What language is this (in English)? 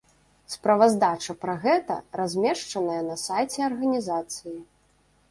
Belarusian